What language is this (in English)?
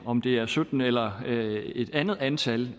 Danish